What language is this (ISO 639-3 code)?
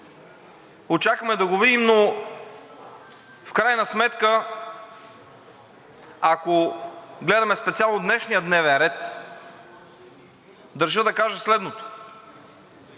bul